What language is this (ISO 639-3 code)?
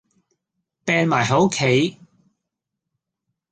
yue